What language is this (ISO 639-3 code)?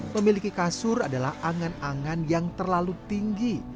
ind